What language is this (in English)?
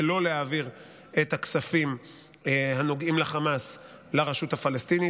Hebrew